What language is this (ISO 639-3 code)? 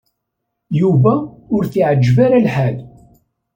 kab